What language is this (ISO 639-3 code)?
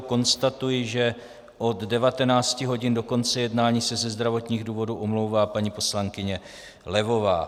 ces